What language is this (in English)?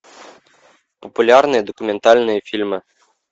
Russian